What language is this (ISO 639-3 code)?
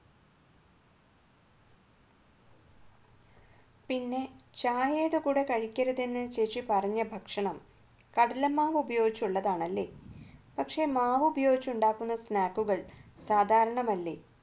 mal